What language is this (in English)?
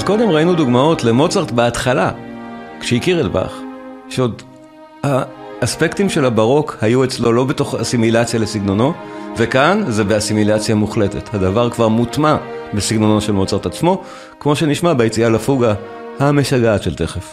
Hebrew